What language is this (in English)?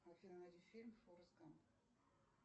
Russian